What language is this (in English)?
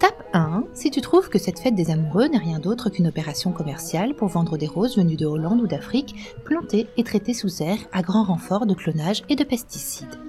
French